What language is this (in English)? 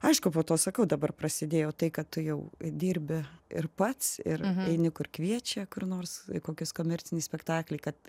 Lithuanian